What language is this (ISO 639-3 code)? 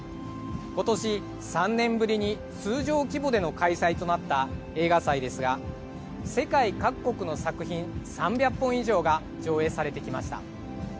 jpn